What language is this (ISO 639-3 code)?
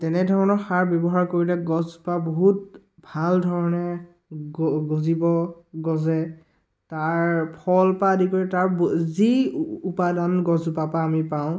asm